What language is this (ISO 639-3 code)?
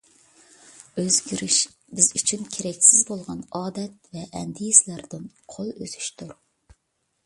uig